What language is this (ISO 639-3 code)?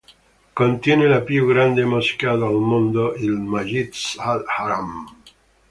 ita